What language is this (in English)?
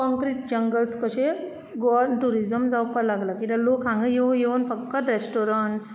Konkani